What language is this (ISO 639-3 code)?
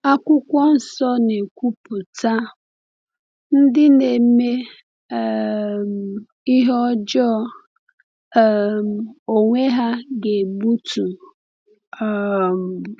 ibo